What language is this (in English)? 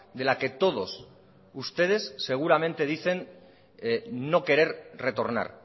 Spanish